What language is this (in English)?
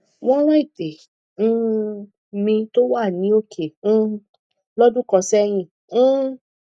Yoruba